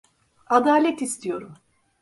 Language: Turkish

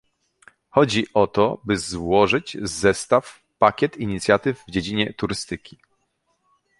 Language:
Polish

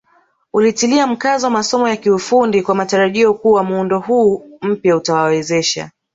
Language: Swahili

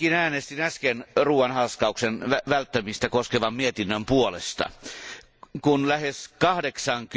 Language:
Finnish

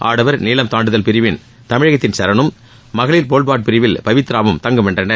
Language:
Tamil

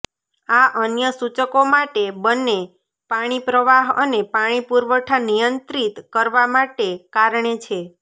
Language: Gujarati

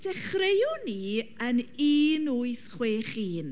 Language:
Welsh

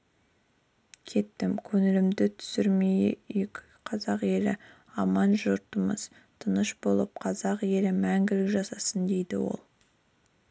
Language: Kazakh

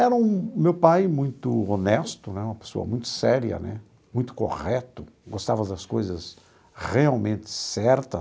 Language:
Portuguese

